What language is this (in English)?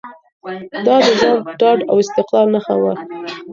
Pashto